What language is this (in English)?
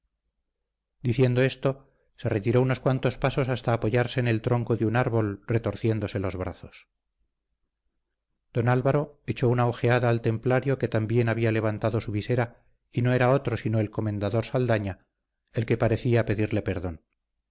Spanish